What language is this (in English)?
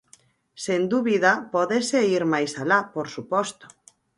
Galician